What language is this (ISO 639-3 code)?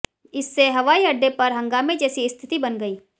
hin